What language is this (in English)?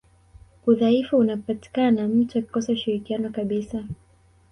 Swahili